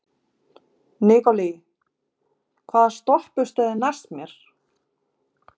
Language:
Icelandic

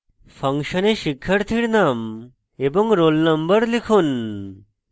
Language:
Bangla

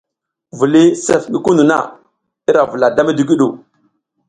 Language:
South Giziga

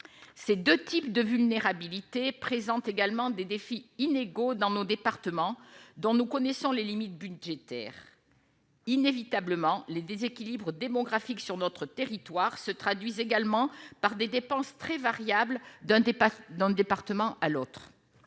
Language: French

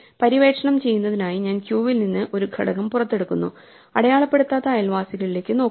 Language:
Malayalam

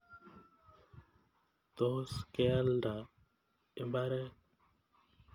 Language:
Kalenjin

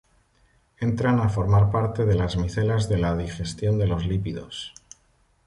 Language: Spanish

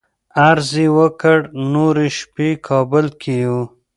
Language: Pashto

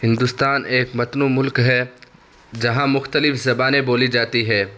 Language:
Urdu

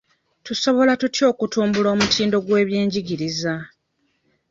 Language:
Ganda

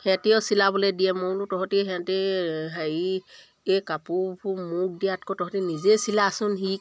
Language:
Assamese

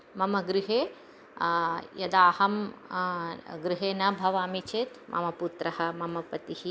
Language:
Sanskrit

